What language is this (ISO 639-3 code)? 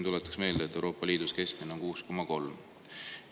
est